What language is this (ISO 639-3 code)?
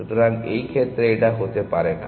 ben